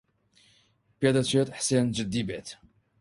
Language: Central Kurdish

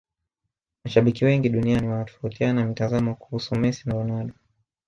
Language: Swahili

